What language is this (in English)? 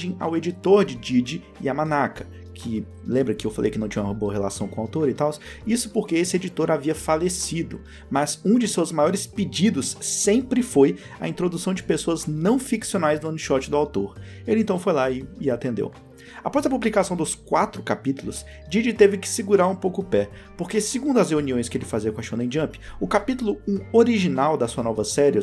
Portuguese